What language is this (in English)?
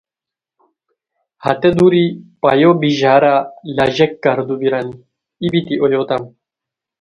Khowar